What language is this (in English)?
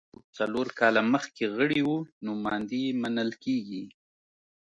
Pashto